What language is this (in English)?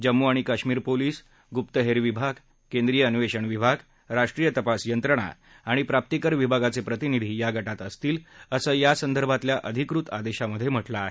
Marathi